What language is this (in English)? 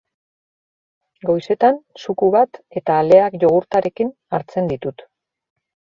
Basque